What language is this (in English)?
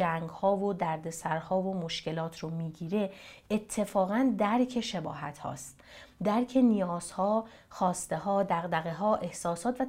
Persian